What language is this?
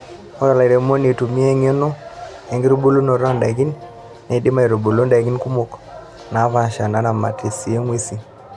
Masai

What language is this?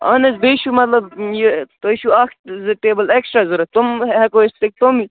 Kashmiri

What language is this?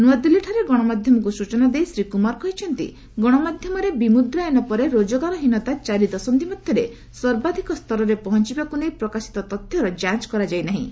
Odia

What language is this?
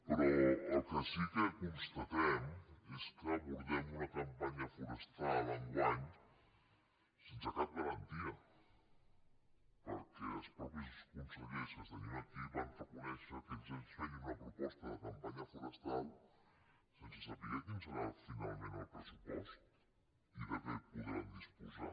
Catalan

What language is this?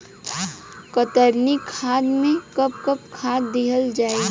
Bhojpuri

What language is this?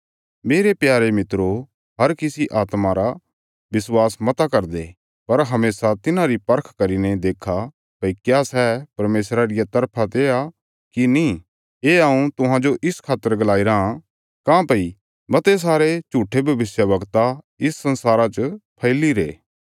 Bilaspuri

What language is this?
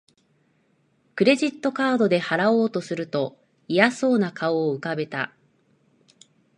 Japanese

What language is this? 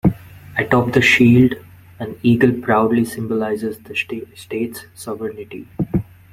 English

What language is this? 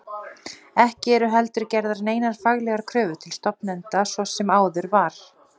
Icelandic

